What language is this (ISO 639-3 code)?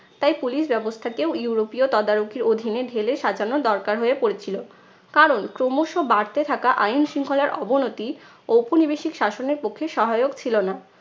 ben